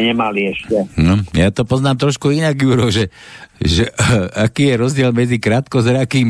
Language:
Slovak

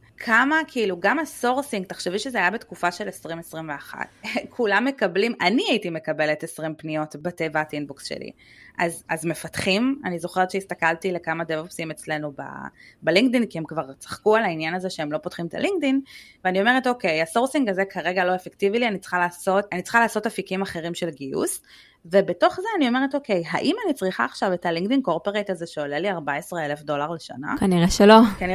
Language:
Hebrew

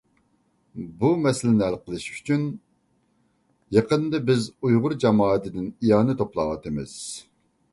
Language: Uyghur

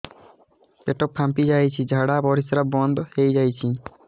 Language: Odia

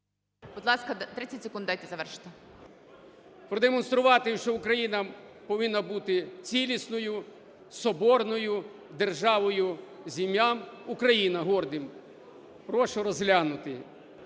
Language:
Ukrainian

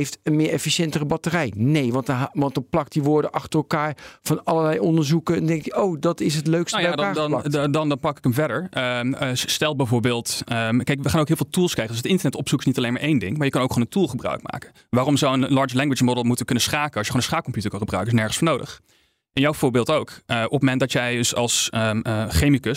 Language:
Dutch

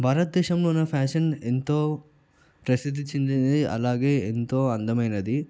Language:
Telugu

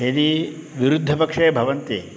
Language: Sanskrit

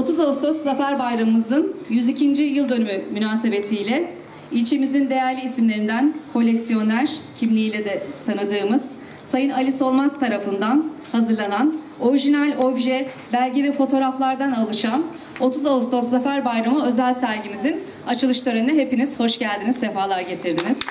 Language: Turkish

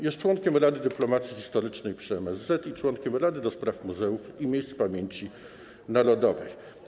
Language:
Polish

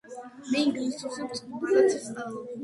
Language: Georgian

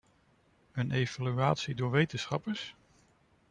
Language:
Dutch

